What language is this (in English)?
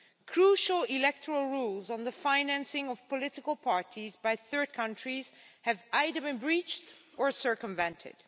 English